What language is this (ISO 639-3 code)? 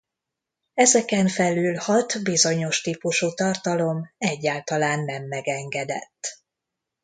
hun